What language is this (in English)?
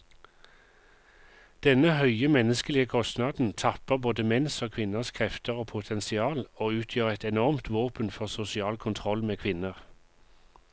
Norwegian